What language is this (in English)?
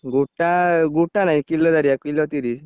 Odia